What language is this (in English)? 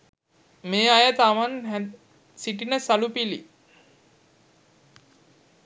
Sinhala